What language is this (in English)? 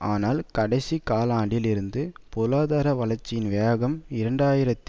Tamil